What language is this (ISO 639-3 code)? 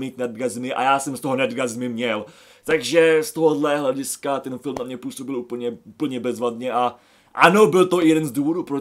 ces